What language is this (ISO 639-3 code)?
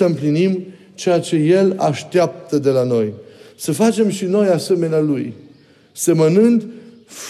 ron